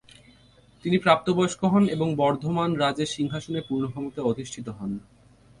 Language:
Bangla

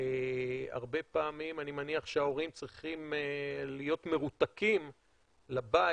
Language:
Hebrew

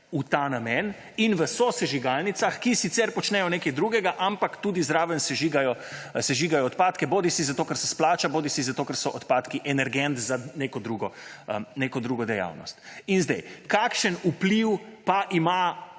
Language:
Slovenian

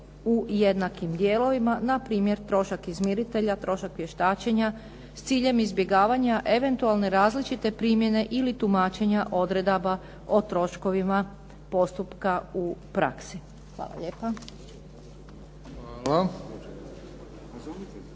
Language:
Croatian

